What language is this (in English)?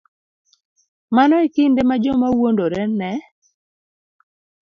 Luo (Kenya and Tanzania)